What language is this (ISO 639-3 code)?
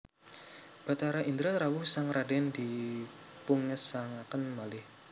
jav